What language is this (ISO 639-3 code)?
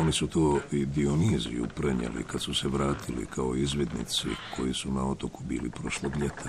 hrv